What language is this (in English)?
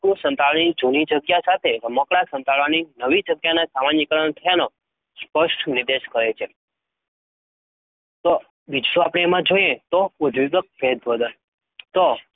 Gujarati